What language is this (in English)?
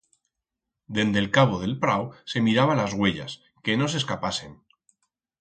Aragonese